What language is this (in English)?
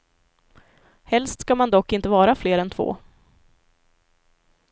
Swedish